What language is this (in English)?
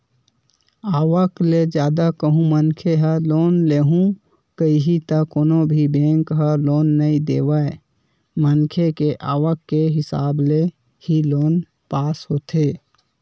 Chhattisgarhi